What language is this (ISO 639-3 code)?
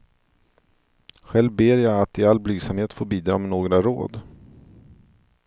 swe